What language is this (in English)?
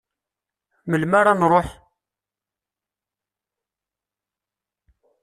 Kabyle